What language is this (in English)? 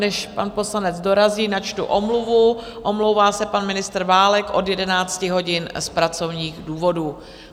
Czech